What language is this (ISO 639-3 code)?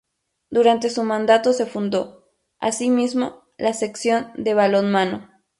spa